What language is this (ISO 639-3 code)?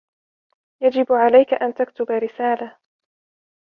ara